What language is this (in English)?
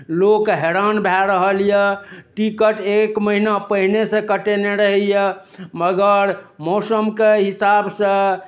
Maithili